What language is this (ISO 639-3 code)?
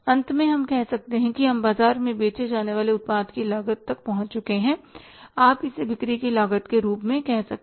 hin